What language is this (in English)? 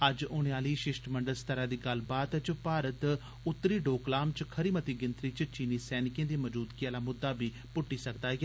Dogri